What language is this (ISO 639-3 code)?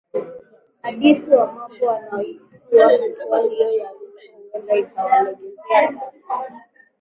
swa